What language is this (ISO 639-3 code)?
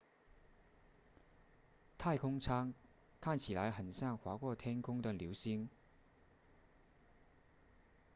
zho